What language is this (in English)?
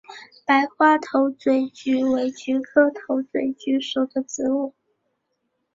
Chinese